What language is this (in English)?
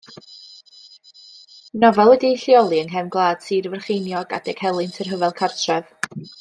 Welsh